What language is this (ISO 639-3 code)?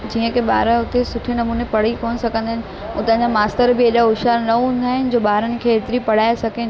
snd